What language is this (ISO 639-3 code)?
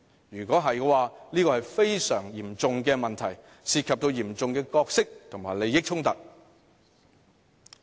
yue